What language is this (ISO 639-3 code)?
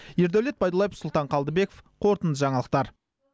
kaz